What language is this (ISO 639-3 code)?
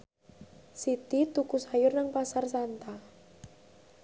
jav